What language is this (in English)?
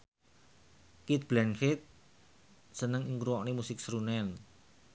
Javanese